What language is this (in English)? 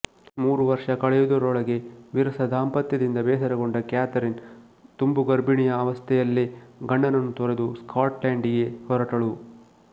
Kannada